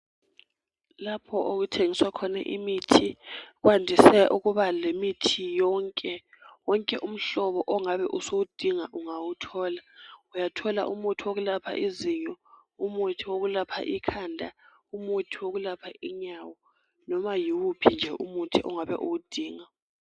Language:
North Ndebele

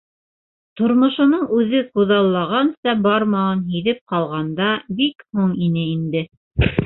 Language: Bashkir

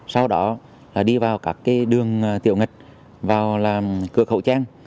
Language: Vietnamese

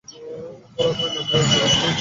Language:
Bangla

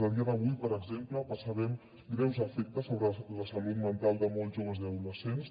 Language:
Catalan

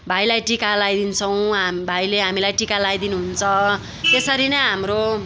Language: Nepali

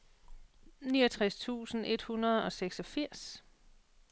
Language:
Danish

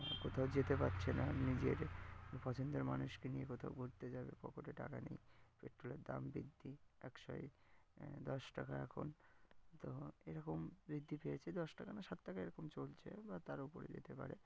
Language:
Bangla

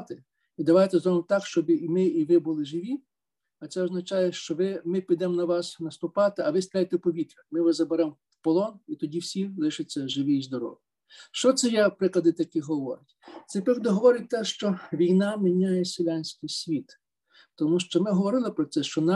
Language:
Ukrainian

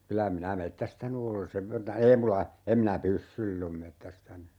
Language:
Finnish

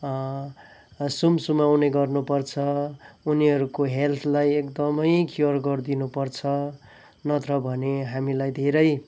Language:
Nepali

